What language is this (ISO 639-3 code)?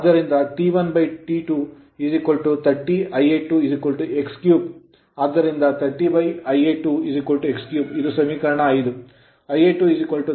kan